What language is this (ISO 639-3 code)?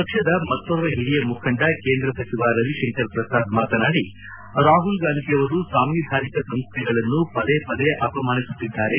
kan